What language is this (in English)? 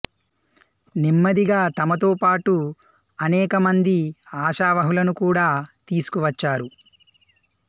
Telugu